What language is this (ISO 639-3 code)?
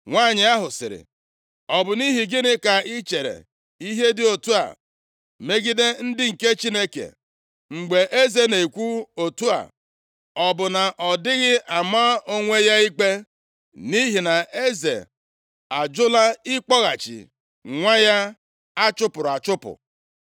ibo